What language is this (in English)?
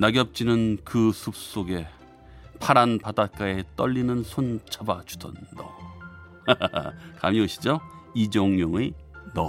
Korean